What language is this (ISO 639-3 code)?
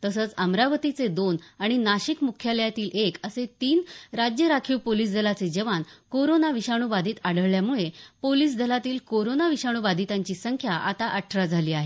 mar